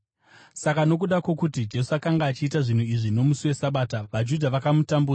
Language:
Shona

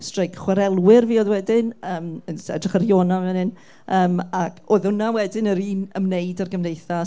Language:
Welsh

